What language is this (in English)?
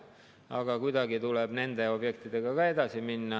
Estonian